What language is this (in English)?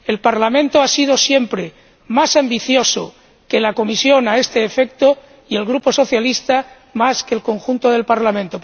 Spanish